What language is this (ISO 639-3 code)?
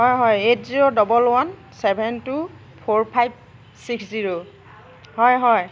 asm